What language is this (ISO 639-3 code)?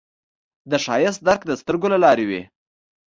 pus